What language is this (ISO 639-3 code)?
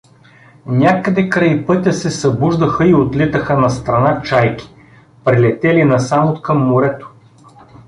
bul